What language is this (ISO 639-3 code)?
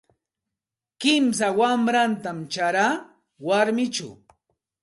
qxt